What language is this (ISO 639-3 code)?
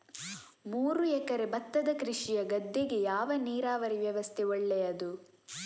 kan